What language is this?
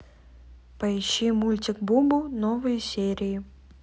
Russian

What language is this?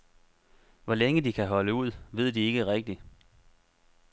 Danish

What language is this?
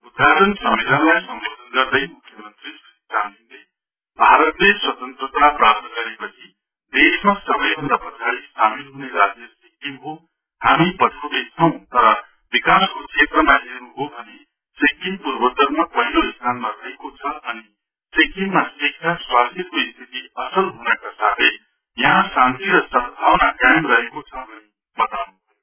Nepali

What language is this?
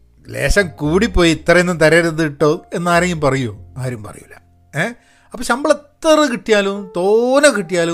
Malayalam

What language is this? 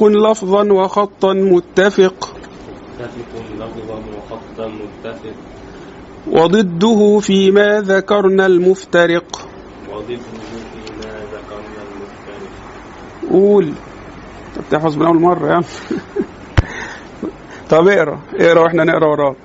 Arabic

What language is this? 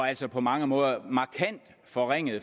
Danish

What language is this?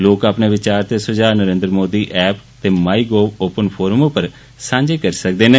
Dogri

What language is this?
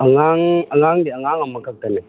Manipuri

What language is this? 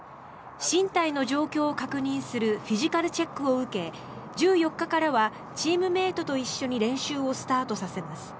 Japanese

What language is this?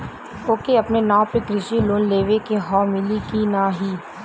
Bhojpuri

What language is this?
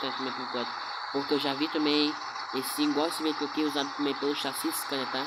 Portuguese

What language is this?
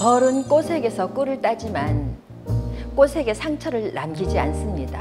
Korean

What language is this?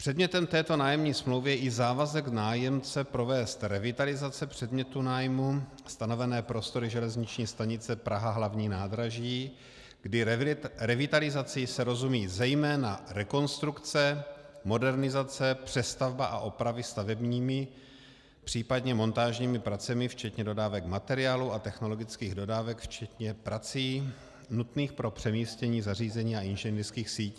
Czech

